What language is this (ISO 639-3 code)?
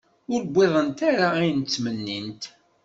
kab